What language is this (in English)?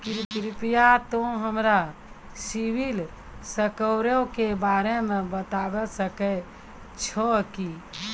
Maithili